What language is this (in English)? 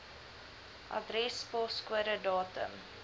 Afrikaans